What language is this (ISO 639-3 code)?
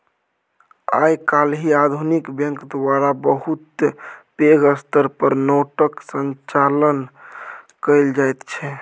mai